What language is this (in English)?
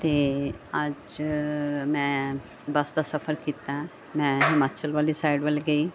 Punjabi